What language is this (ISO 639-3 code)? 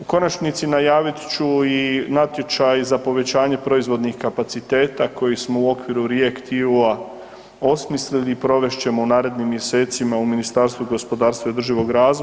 hrv